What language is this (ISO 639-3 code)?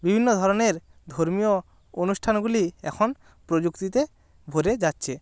ben